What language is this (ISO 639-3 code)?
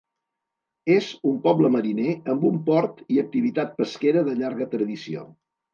cat